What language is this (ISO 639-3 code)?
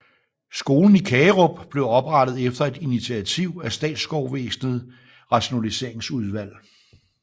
dan